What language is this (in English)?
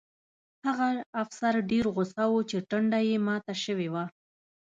Pashto